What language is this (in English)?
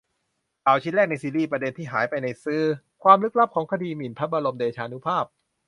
Thai